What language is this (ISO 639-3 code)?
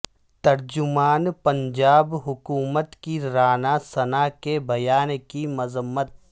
urd